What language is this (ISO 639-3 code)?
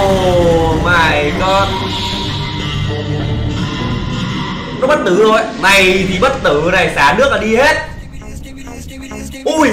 vie